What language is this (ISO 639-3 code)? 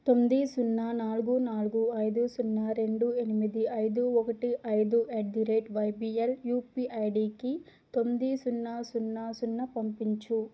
tel